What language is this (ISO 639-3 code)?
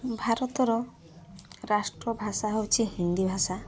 ori